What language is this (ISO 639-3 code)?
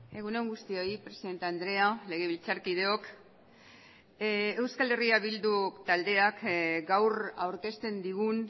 eus